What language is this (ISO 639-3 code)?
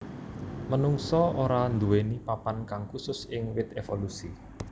jav